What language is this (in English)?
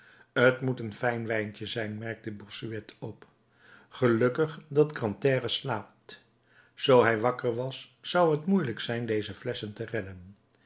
Dutch